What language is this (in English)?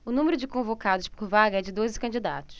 Portuguese